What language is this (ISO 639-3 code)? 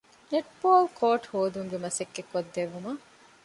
div